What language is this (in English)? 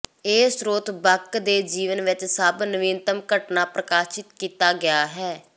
Punjabi